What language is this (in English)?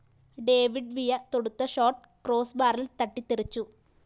Malayalam